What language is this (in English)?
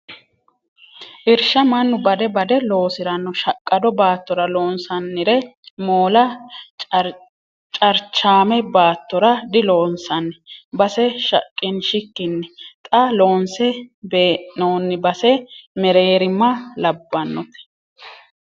Sidamo